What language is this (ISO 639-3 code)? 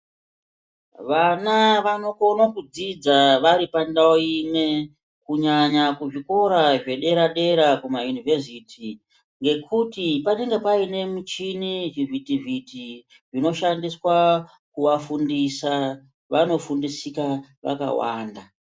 ndc